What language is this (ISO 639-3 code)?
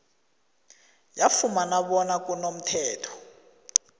nbl